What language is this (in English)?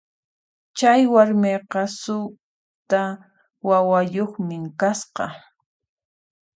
Puno Quechua